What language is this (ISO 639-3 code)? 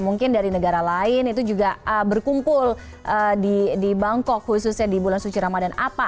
ind